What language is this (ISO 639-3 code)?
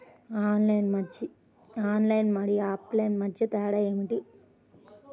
tel